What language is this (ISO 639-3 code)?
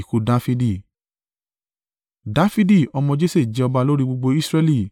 yor